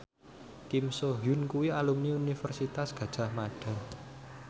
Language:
Javanese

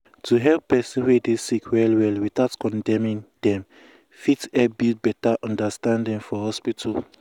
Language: Nigerian Pidgin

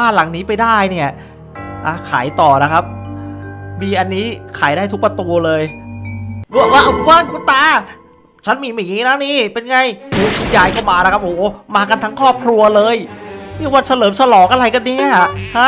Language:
Thai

